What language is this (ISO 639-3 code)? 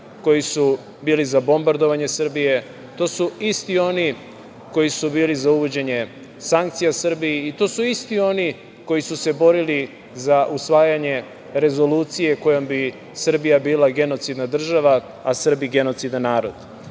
srp